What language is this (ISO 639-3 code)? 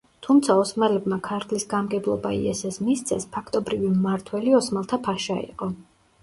kat